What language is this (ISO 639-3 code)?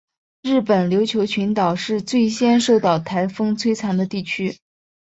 zho